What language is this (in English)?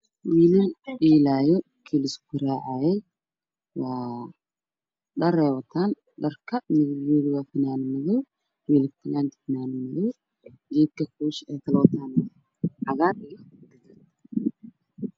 Somali